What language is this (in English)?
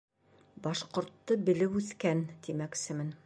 Bashkir